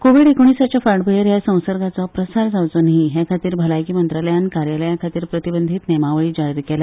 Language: Konkani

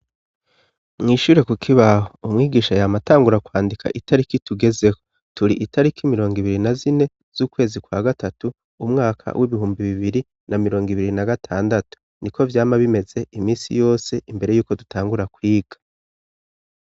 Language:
Rundi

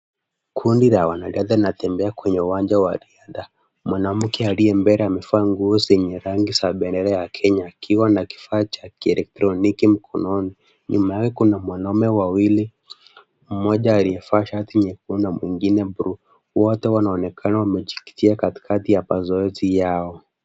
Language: Swahili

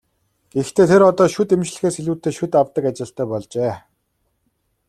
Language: Mongolian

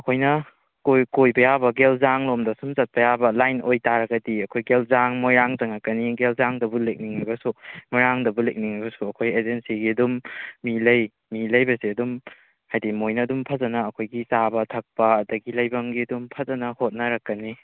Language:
Manipuri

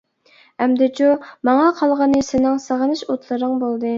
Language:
Uyghur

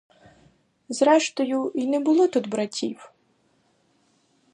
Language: Ukrainian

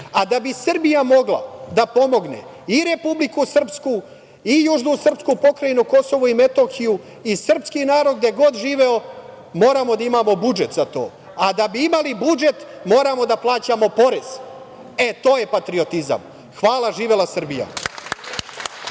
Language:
Serbian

